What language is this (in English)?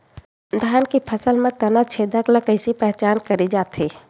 Chhattisgarhi